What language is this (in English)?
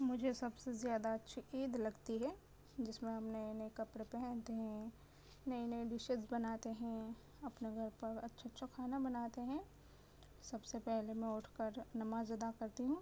Urdu